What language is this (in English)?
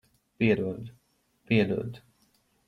Latvian